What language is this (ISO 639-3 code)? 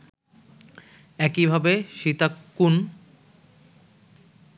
ben